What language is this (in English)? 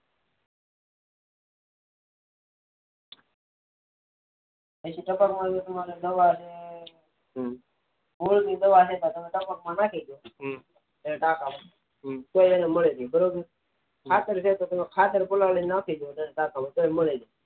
Gujarati